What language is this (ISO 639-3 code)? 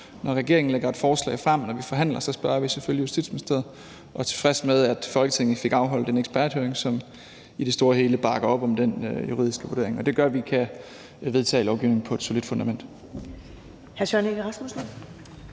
dan